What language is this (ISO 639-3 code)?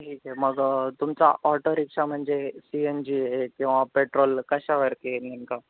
mar